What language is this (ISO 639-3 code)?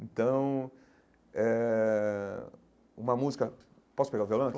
por